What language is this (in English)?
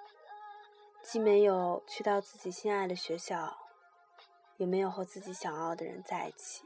Chinese